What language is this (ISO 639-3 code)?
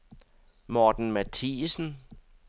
dan